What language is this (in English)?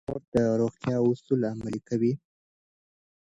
Pashto